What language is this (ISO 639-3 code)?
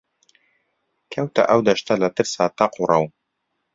ckb